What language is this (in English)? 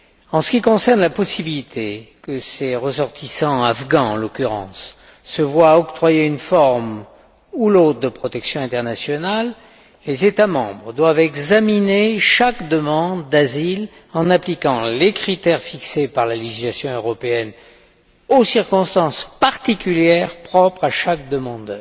French